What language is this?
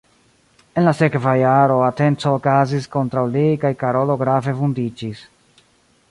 Esperanto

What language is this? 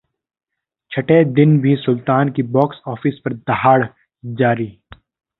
Hindi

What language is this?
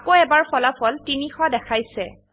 Assamese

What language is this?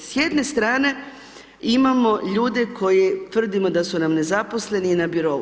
Croatian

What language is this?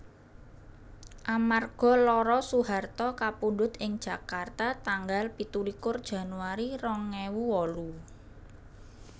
Javanese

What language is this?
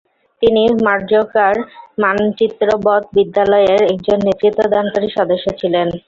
Bangla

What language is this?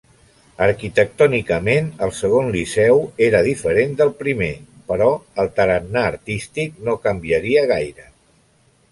Catalan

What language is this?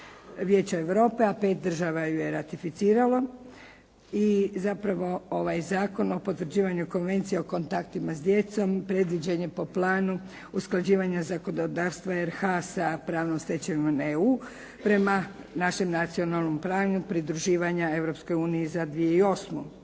Croatian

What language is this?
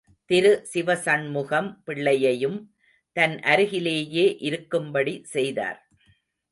Tamil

